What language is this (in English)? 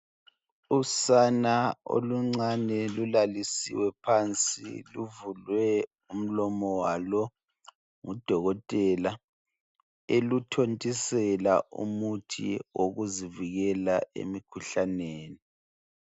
North Ndebele